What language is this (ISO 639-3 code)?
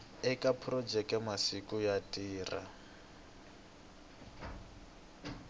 tso